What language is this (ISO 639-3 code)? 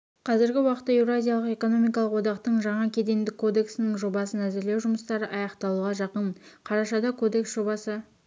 kaz